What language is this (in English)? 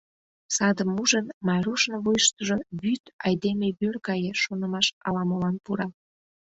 Mari